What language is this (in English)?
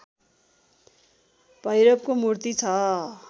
Nepali